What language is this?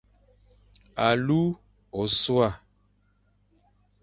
Fang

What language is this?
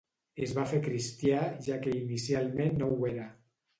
Catalan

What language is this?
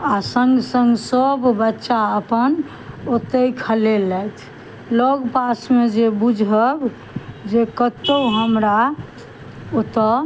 Maithili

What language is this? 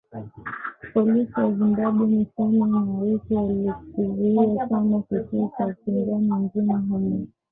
Swahili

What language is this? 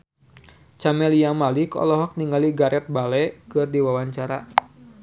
Sundanese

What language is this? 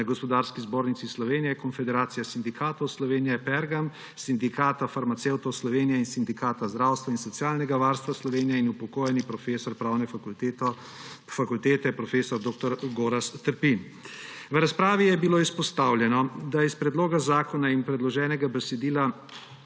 Slovenian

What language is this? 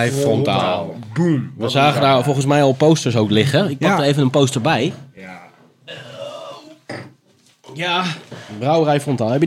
Dutch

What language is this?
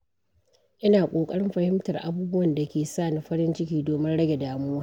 Hausa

